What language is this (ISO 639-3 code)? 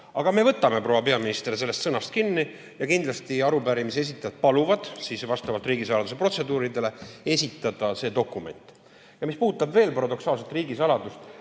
est